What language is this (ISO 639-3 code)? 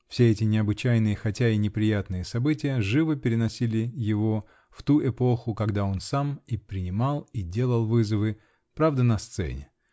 rus